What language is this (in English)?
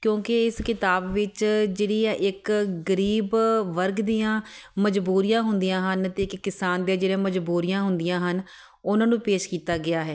Punjabi